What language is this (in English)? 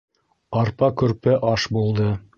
Bashkir